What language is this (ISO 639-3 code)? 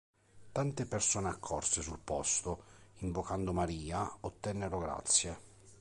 ita